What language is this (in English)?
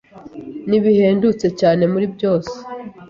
Kinyarwanda